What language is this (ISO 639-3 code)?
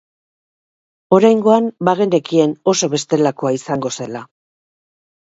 eus